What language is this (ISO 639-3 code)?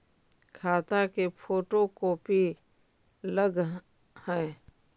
mag